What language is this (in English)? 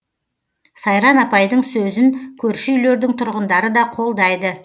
Kazakh